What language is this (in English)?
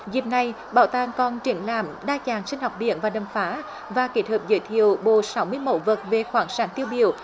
Vietnamese